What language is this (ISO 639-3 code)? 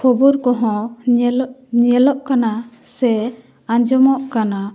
sat